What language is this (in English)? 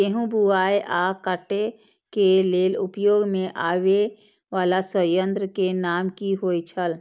Maithili